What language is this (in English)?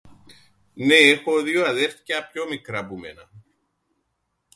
Greek